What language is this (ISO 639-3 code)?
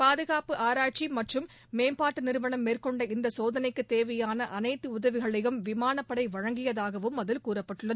tam